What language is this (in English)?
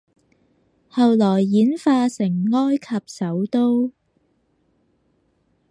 Cantonese